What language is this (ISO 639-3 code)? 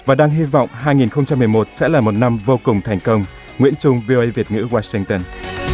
vie